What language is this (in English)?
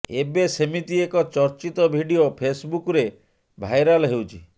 Odia